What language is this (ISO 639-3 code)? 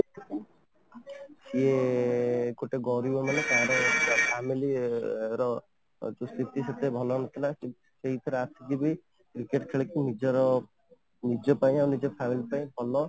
ori